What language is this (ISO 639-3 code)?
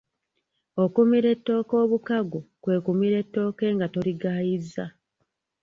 lug